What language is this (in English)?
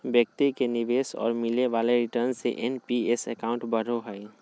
Magahi